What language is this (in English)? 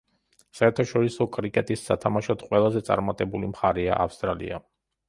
Georgian